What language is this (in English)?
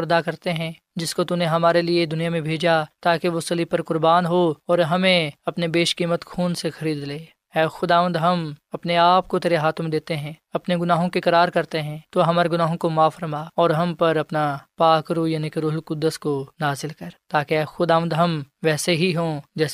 Urdu